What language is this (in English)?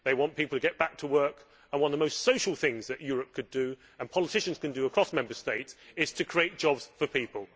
English